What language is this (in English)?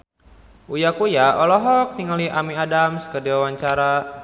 Sundanese